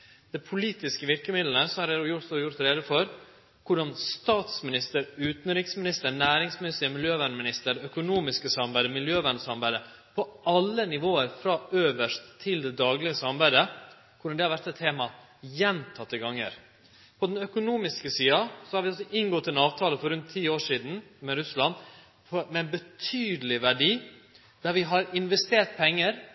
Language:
Norwegian Nynorsk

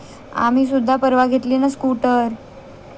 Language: Marathi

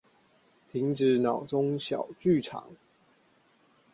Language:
Chinese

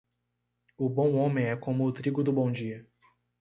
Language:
Portuguese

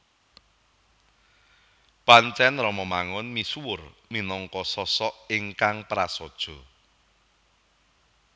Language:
Javanese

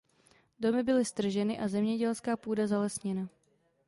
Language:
Czech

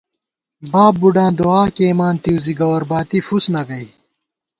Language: Gawar-Bati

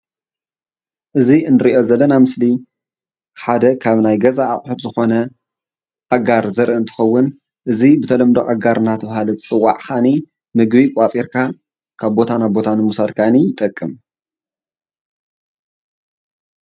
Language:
Tigrinya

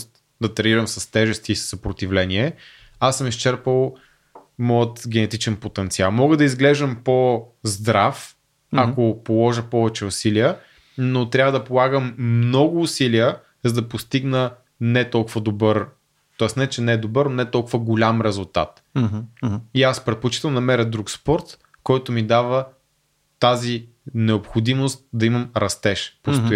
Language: Bulgarian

